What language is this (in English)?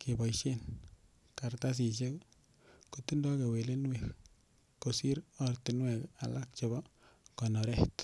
Kalenjin